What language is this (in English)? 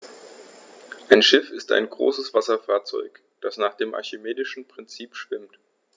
German